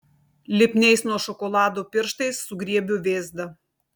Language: Lithuanian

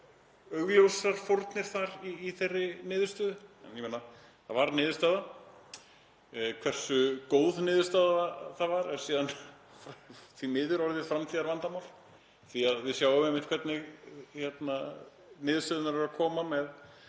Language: Icelandic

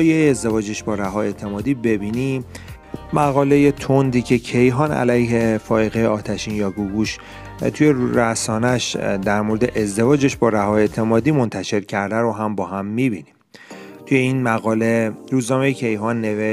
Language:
Persian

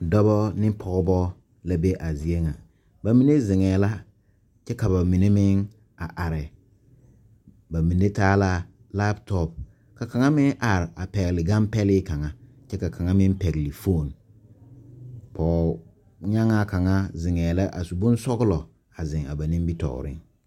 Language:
Southern Dagaare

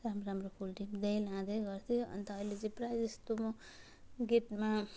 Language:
Nepali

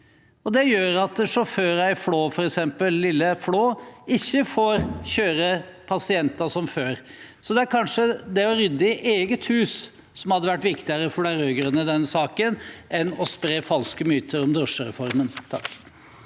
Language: Norwegian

